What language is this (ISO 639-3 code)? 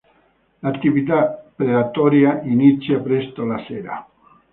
ita